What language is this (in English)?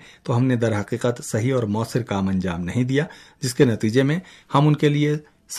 Urdu